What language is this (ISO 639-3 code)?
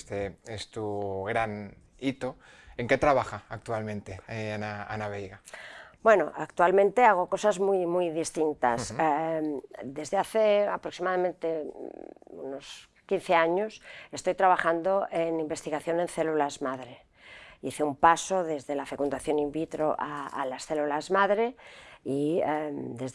spa